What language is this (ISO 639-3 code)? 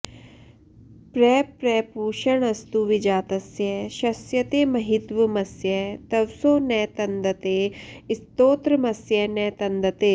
san